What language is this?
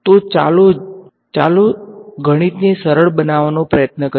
Gujarati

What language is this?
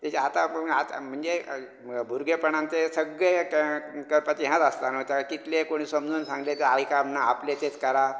Konkani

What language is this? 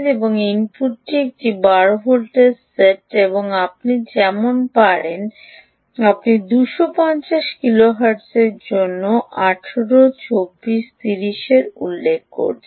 Bangla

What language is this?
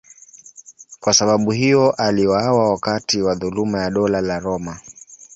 Swahili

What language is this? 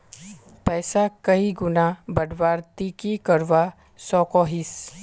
Magahi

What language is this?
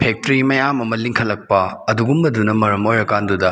Manipuri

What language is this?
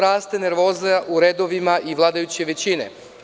Serbian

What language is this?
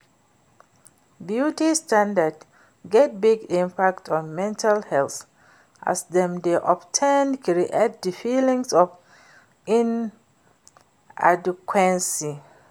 Nigerian Pidgin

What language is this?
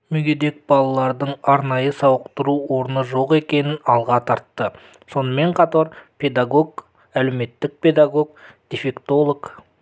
Kazakh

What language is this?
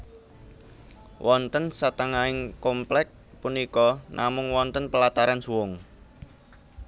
Javanese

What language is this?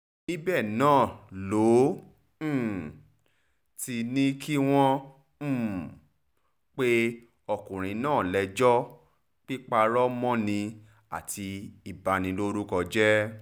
Yoruba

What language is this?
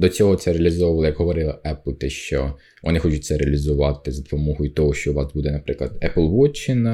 Ukrainian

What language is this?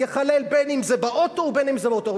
Hebrew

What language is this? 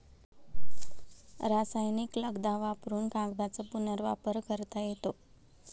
Marathi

